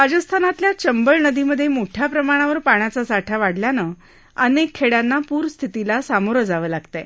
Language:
Marathi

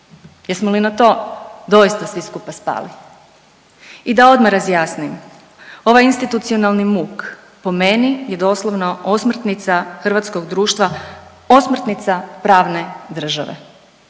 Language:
Croatian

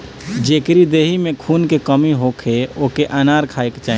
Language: Bhojpuri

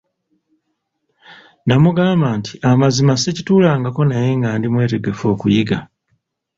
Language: Ganda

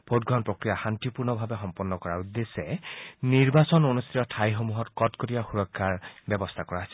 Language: Assamese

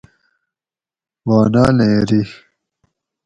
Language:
Gawri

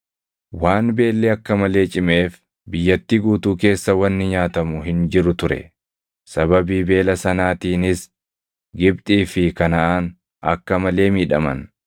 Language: Oromo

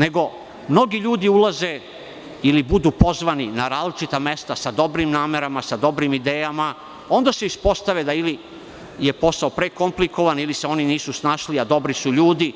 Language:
Serbian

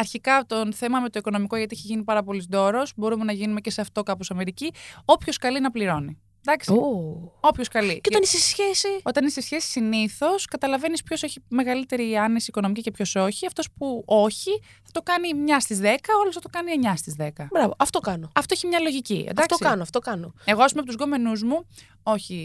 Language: Greek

